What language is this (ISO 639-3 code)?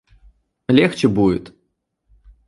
rus